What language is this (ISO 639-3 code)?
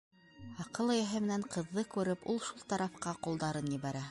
bak